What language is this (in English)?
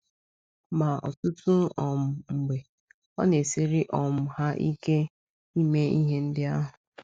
Igbo